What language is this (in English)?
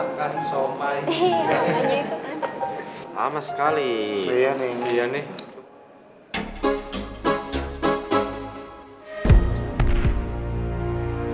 Indonesian